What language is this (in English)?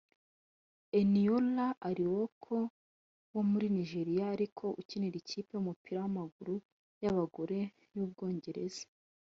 Kinyarwanda